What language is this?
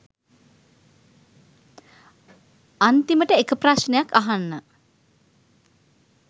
Sinhala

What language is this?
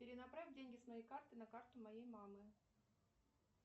Russian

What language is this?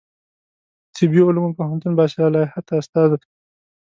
Pashto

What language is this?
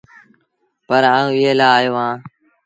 Sindhi Bhil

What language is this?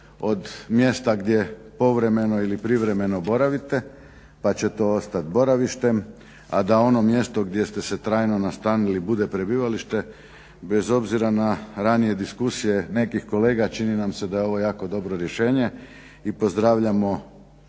Croatian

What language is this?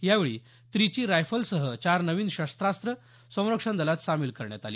Marathi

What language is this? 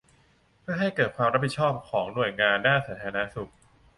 Thai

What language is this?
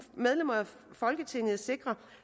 Danish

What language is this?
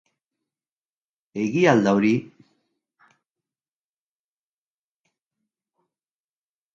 Basque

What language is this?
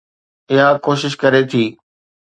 Sindhi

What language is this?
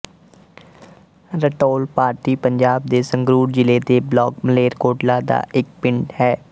Punjabi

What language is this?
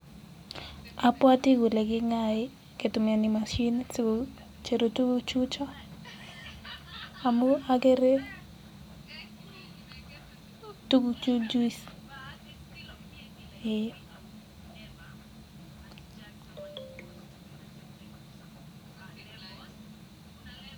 Kalenjin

